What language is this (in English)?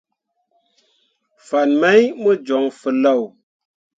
Mundang